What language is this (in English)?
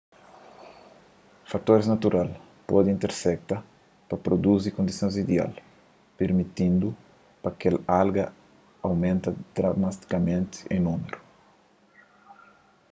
Kabuverdianu